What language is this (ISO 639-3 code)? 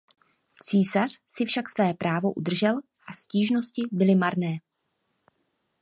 ces